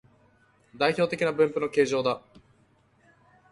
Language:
Japanese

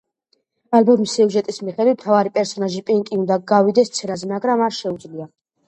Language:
Georgian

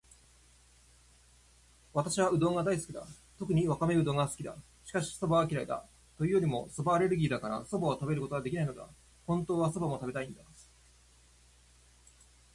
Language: Japanese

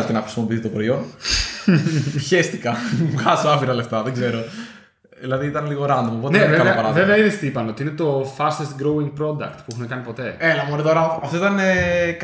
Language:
Greek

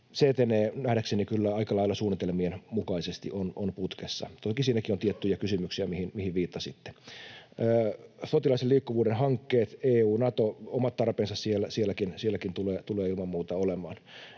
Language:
Finnish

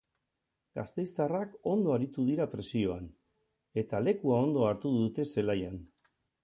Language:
Basque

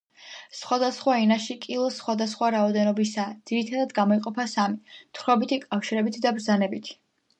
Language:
Georgian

